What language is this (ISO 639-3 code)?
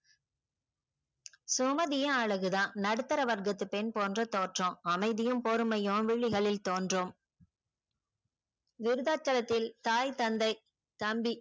tam